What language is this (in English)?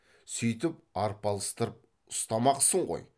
Kazakh